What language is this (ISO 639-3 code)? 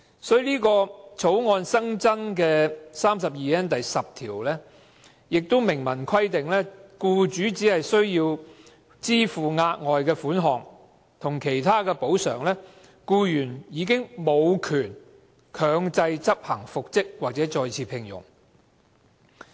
yue